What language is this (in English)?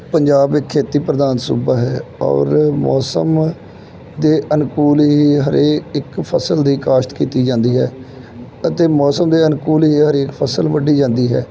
Punjabi